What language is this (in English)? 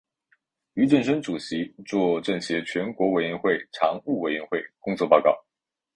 Chinese